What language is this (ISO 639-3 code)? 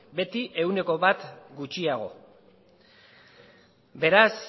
eus